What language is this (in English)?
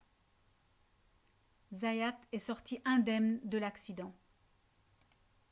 French